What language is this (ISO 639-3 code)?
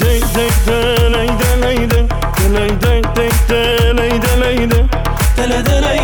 fas